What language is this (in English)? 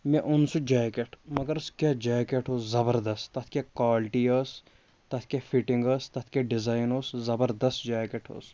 Kashmiri